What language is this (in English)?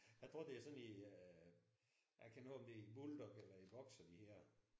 Danish